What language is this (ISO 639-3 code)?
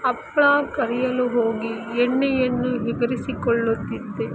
kan